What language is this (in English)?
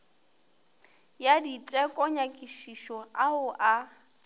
Northern Sotho